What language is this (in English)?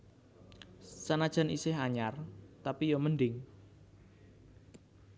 Javanese